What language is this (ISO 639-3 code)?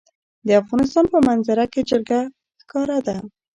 pus